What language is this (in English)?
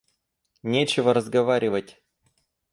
Russian